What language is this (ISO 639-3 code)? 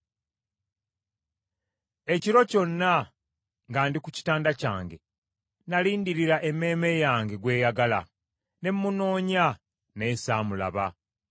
lug